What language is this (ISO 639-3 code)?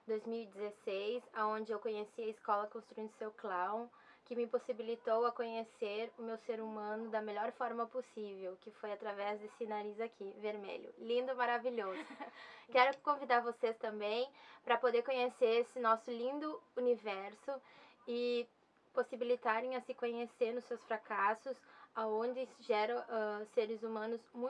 por